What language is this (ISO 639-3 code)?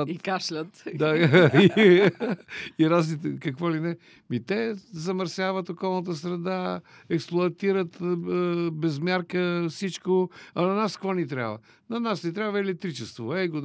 bul